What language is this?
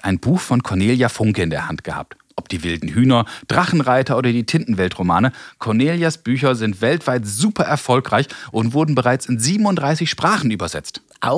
German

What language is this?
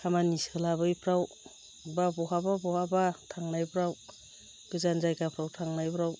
Bodo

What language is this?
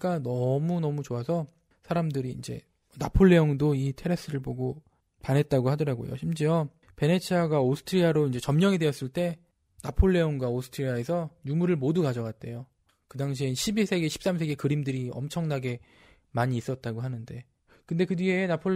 Korean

